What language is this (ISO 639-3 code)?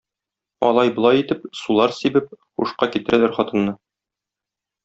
tat